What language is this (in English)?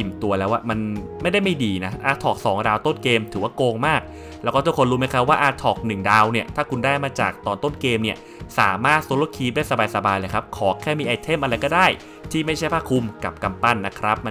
Thai